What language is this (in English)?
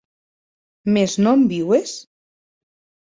Occitan